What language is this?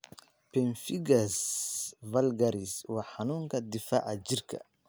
Somali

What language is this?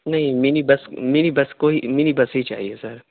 Urdu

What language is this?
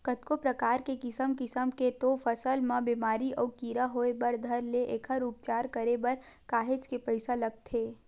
Chhattisgarhi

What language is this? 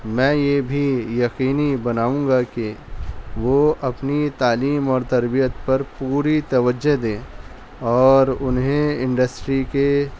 Urdu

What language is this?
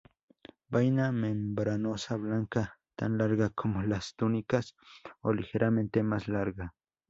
Spanish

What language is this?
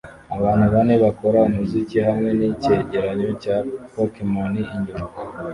Kinyarwanda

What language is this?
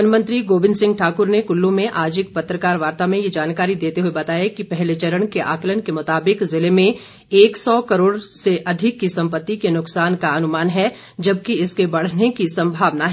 Hindi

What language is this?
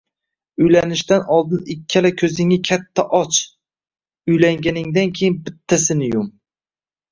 Uzbek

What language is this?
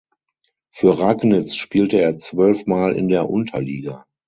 German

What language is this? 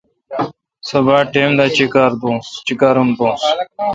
Kalkoti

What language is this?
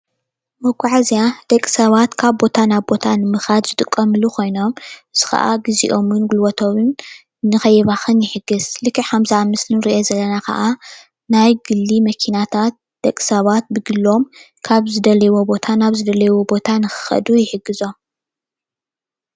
Tigrinya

